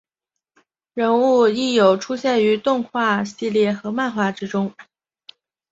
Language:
Chinese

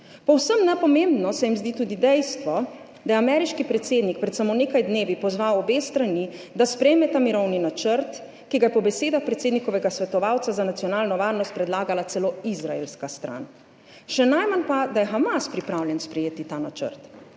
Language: Slovenian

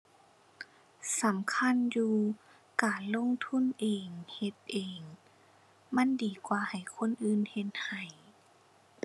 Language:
Thai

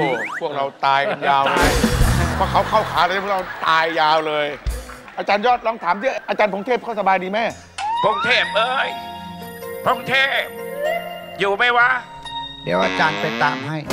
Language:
Thai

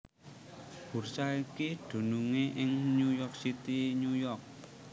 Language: Javanese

